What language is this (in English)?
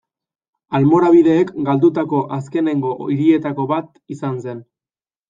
Basque